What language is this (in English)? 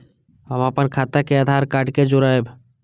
Maithili